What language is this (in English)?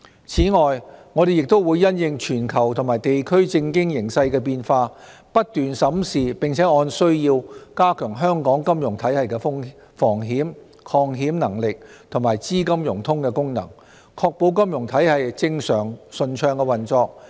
Cantonese